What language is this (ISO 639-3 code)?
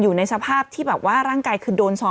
tha